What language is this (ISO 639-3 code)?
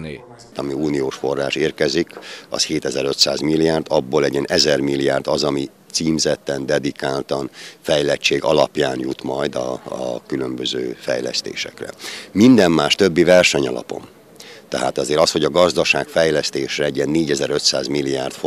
hun